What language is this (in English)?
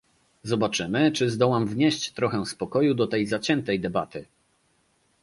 Polish